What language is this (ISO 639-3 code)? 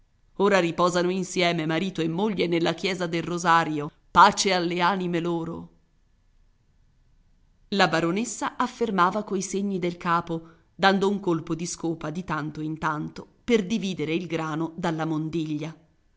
ita